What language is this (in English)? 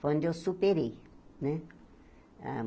Portuguese